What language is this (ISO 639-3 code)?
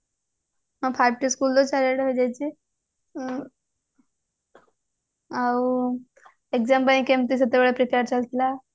ori